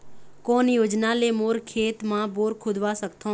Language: Chhattisgarhi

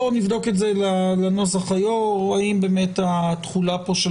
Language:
Hebrew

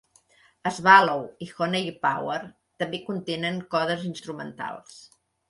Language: Catalan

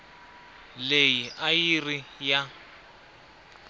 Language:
Tsonga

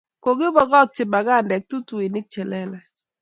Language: Kalenjin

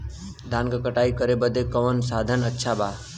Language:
Bhojpuri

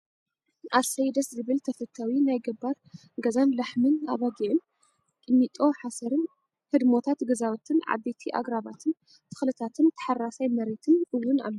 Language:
Tigrinya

